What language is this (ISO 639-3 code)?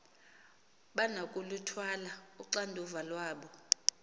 xho